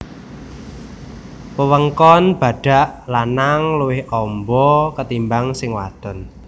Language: Javanese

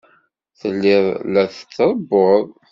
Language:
Kabyle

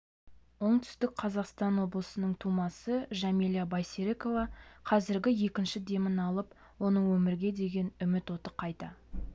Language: Kazakh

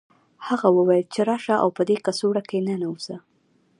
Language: Pashto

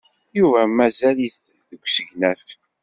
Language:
Kabyle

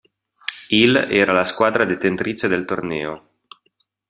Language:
Italian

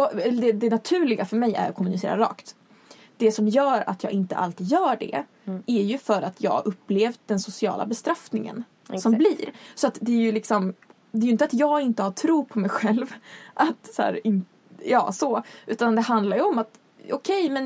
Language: Swedish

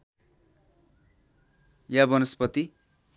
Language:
Nepali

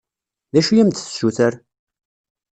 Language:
Kabyle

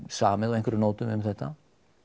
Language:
Icelandic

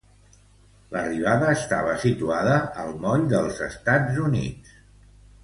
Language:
Catalan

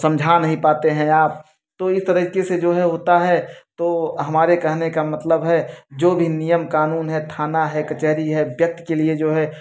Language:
Hindi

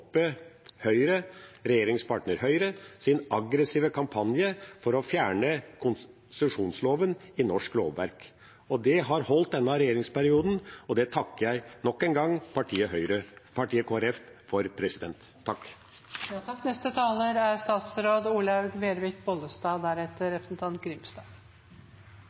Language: Norwegian Bokmål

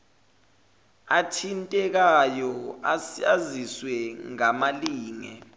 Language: Zulu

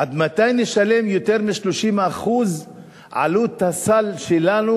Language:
Hebrew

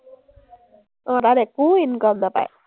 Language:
Assamese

